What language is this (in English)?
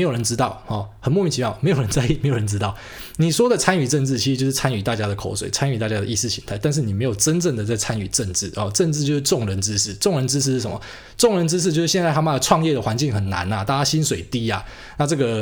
Chinese